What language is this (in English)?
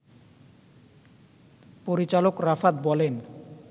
Bangla